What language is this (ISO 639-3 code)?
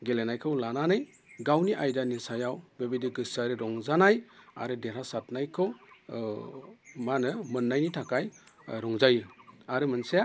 brx